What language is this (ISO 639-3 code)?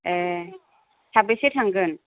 brx